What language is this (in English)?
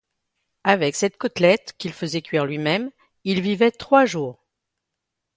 French